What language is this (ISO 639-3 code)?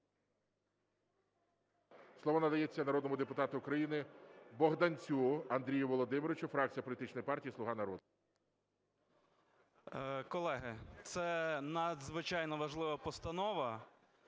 ukr